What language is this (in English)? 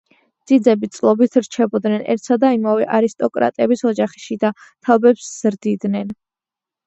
Georgian